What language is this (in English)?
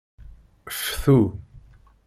Kabyle